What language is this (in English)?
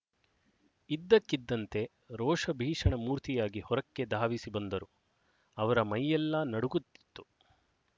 Kannada